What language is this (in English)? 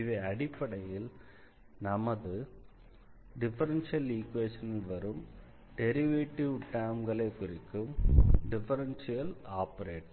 Tamil